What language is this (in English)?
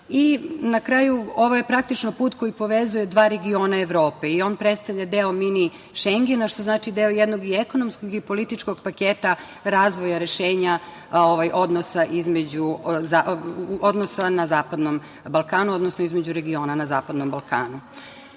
Serbian